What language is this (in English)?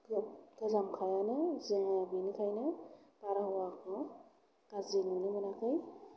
Bodo